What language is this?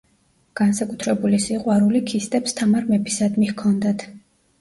Georgian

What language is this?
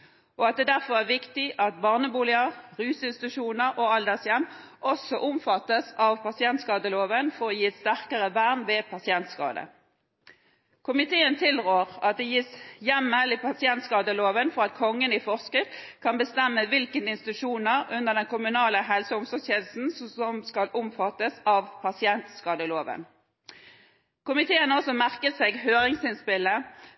Norwegian Bokmål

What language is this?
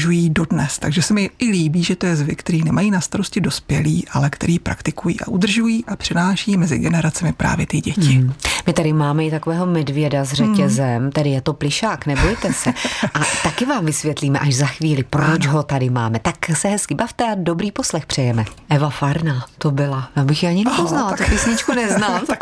Czech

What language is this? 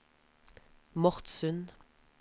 Norwegian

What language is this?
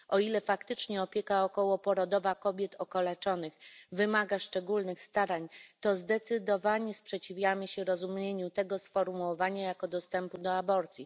Polish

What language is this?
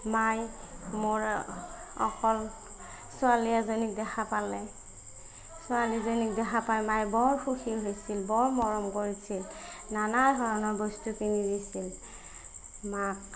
Assamese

